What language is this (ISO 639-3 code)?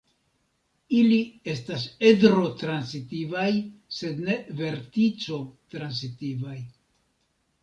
epo